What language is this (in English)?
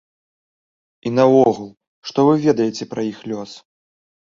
Belarusian